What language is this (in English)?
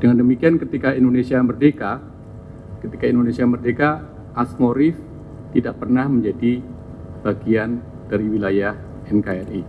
Indonesian